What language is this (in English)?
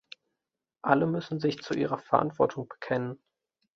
German